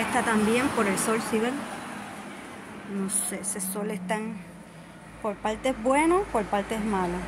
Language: Spanish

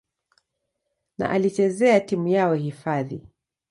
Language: Swahili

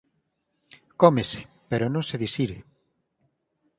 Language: Galician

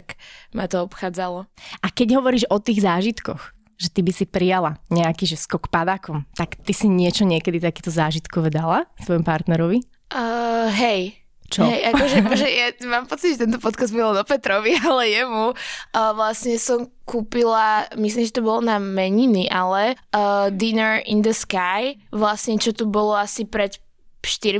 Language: Slovak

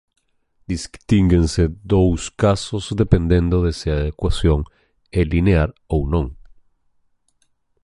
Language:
Galician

